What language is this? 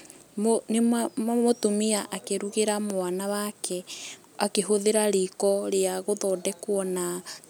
Kikuyu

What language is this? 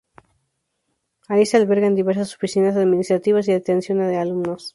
Spanish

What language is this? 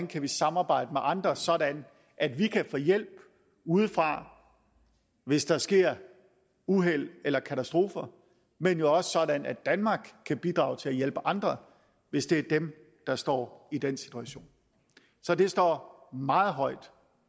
Danish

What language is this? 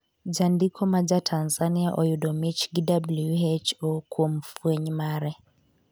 Luo (Kenya and Tanzania)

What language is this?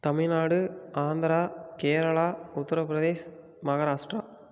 Tamil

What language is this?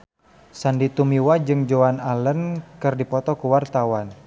Sundanese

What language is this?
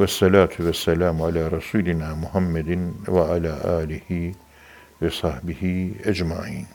Turkish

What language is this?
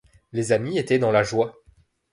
French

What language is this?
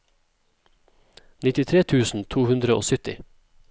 Norwegian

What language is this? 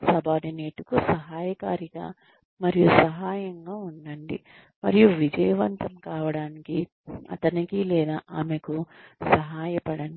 Telugu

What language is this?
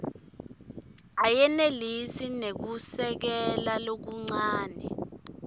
Swati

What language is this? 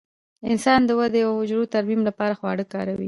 Pashto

